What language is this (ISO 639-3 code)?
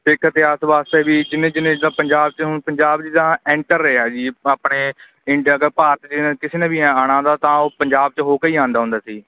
pan